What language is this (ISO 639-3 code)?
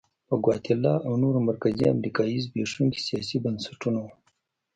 pus